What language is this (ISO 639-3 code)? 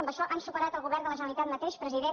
cat